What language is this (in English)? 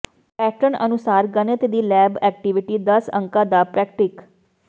Punjabi